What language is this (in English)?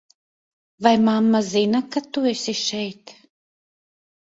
Latvian